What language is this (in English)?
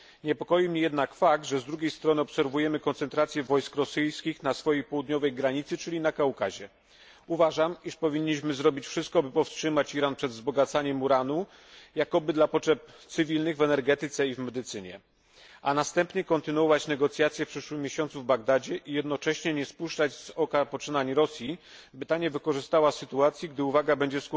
Polish